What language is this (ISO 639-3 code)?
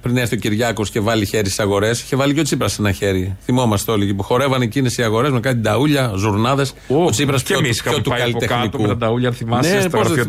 ell